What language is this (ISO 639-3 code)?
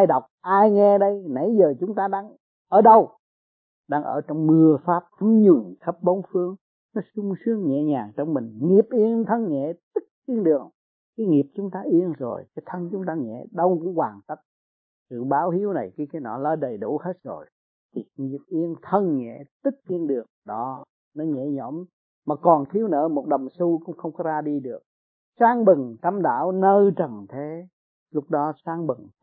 vie